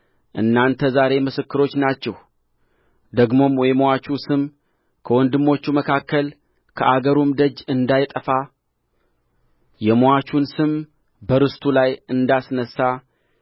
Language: Amharic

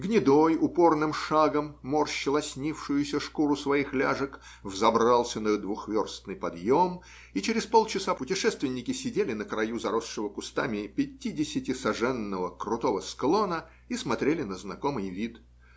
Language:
Russian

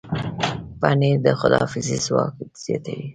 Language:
Pashto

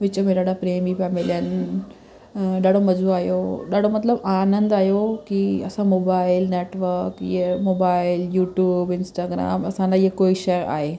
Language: Sindhi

